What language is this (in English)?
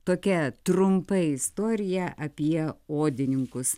Lithuanian